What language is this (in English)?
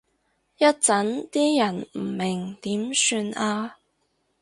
Cantonese